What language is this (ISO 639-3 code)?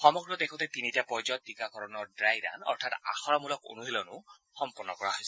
asm